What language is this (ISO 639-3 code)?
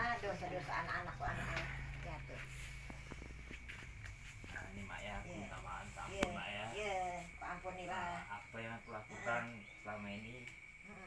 ind